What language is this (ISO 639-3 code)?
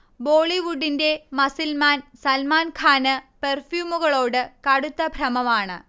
mal